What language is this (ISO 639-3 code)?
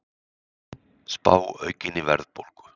isl